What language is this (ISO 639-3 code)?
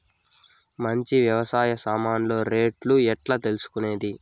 tel